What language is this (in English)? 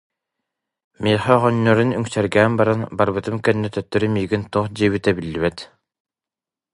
Yakut